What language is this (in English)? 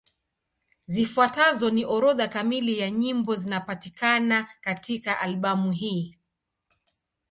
Swahili